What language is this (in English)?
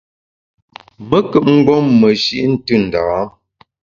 Bamun